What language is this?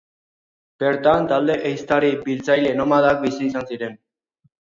Basque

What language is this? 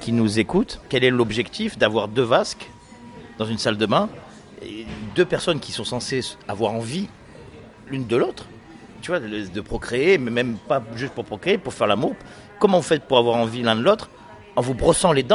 French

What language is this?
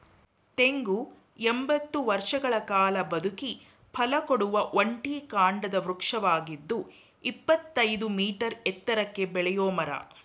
Kannada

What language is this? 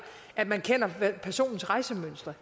Danish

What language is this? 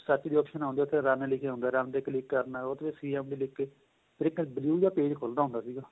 Punjabi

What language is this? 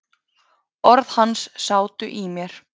Icelandic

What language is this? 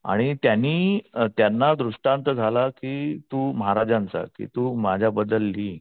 Marathi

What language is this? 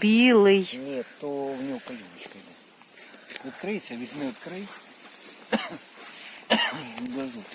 Russian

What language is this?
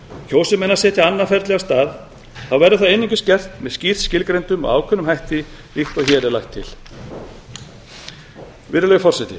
Icelandic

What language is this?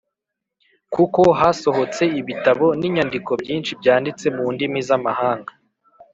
Kinyarwanda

